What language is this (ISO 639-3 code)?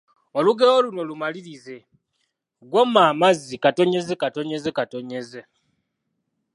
lug